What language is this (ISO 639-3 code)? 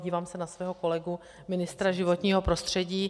ces